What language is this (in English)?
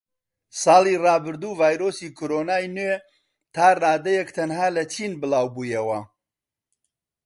Central Kurdish